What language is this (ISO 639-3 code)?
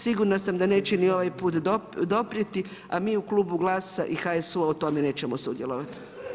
hrv